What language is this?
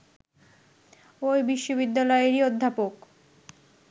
Bangla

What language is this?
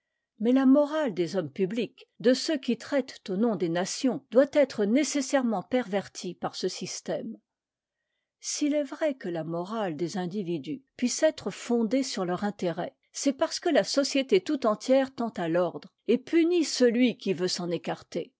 French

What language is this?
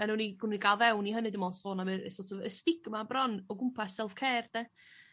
Welsh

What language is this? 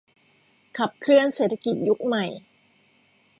Thai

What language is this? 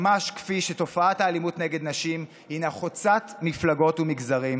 Hebrew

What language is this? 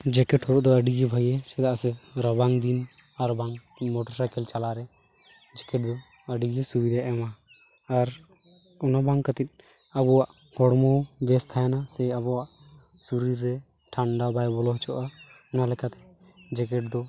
Santali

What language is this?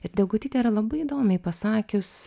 Lithuanian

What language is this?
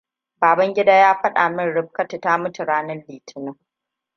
Hausa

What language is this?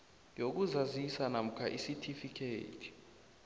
South Ndebele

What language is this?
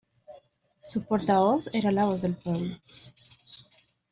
Spanish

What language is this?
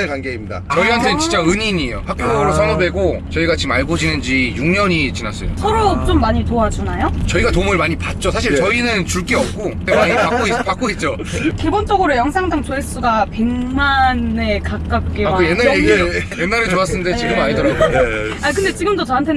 Korean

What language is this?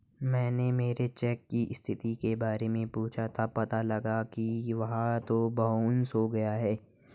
Hindi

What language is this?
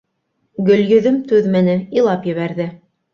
Bashkir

